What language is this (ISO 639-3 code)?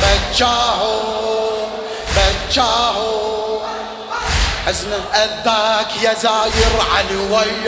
ara